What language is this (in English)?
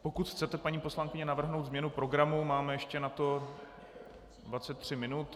Czech